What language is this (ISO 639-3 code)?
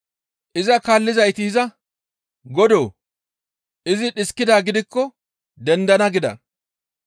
gmv